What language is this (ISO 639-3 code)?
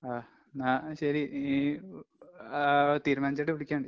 mal